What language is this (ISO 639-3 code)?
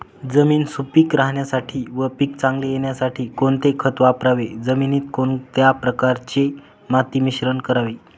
mar